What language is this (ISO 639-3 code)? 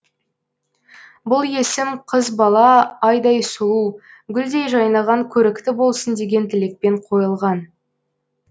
kaz